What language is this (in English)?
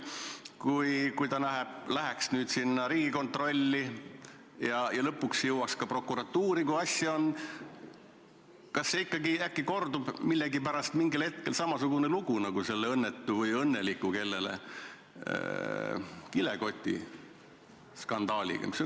Estonian